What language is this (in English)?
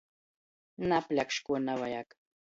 Latgalian